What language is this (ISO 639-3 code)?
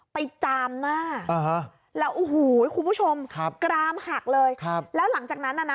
tha